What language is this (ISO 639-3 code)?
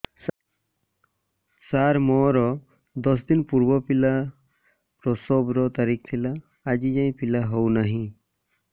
ori